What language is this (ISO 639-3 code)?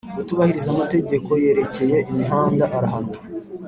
kin